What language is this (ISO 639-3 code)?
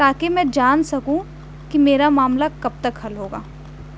urd